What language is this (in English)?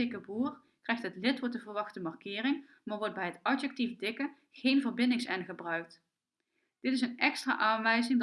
Dutch